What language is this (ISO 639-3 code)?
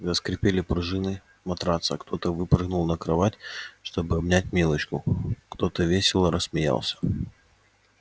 rus